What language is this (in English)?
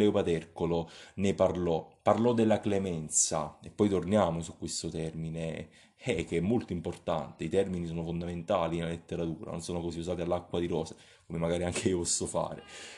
Italian